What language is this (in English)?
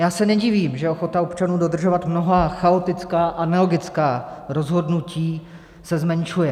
Czech